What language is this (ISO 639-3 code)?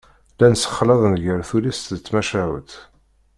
kab